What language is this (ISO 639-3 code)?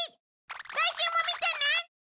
jpn